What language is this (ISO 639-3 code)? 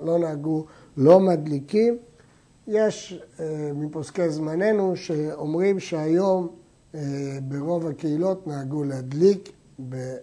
heb